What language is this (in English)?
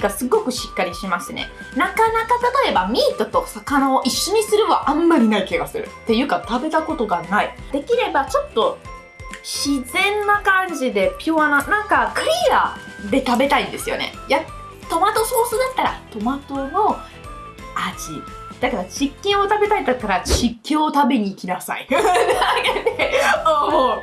Japanese